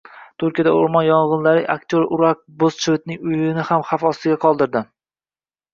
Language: Uzbek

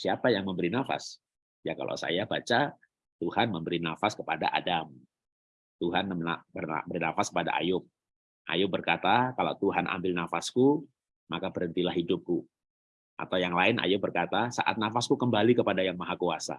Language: Indonesian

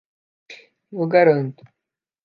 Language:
Portuguese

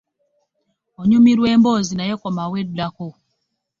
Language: Ganda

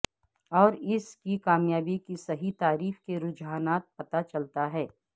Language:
Urdu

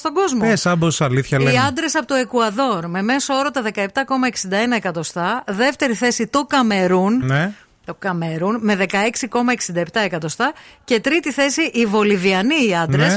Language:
Greek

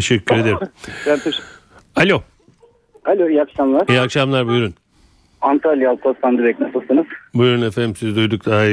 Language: Turkish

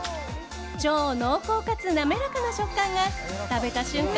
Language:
Japanese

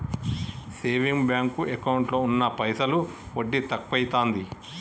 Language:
Telugu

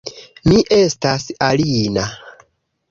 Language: Esperanto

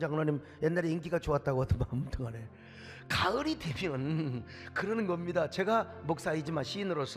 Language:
Korean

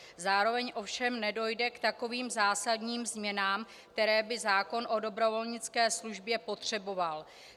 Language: Czech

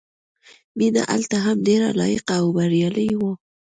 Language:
Pashto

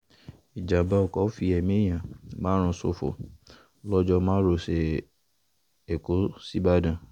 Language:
Yoruba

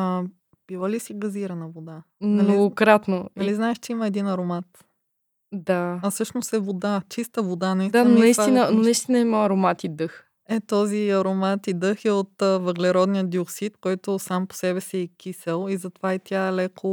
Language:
Bulgarian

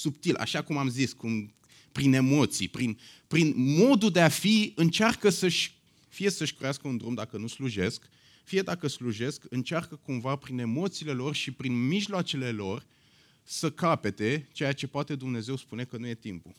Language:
Romanian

